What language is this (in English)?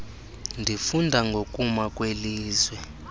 Xhosa